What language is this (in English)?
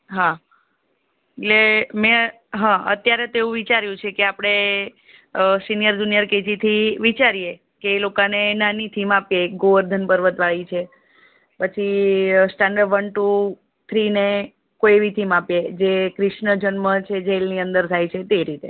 Gujarati